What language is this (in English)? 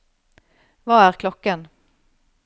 Norwegian